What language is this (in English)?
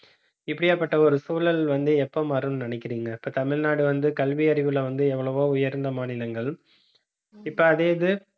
Tamil